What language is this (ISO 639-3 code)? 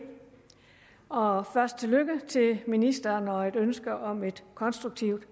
dan